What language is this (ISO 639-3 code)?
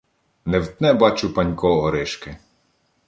ukr